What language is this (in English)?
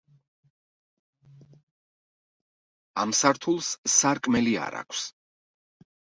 Georgian